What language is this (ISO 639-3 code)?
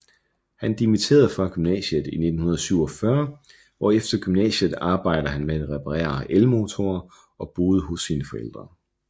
dan